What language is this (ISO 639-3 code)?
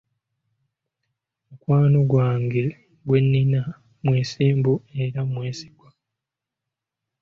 lug